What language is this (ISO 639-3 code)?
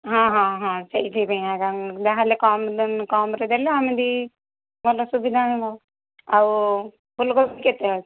ori